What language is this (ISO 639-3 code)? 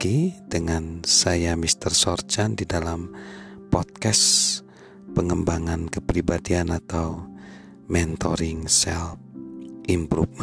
ind